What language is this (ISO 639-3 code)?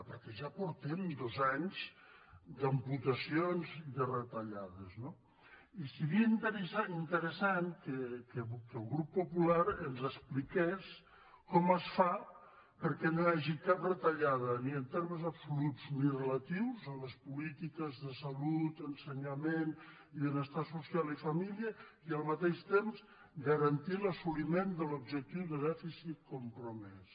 cat